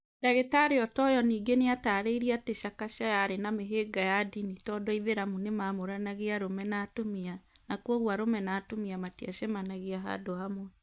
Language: Kikuyu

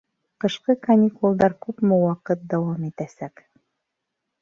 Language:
Bashkir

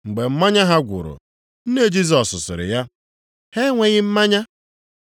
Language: Igbo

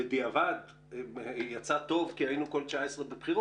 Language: Hebrew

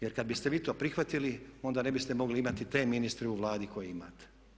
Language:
Croatian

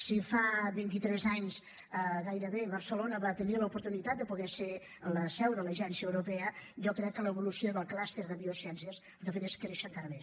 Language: Catalan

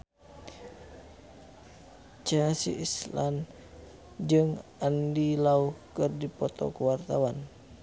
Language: Sundanese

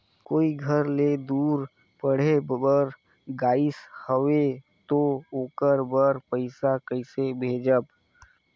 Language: Chhattisgarhi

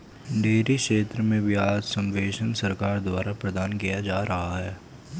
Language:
Hindi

